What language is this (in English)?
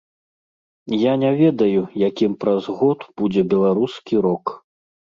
Belarusian